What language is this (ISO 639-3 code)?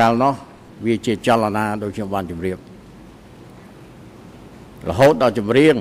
tha